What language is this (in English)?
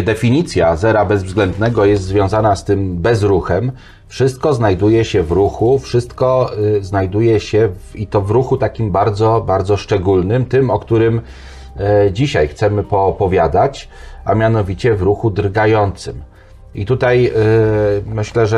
Polish